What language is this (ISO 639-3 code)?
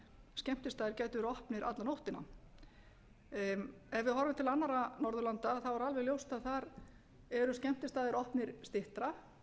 isl